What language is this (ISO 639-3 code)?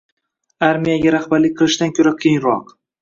uzb